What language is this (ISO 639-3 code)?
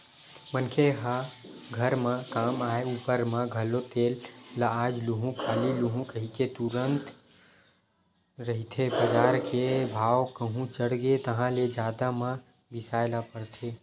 hne